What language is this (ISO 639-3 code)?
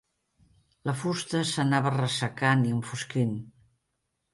cat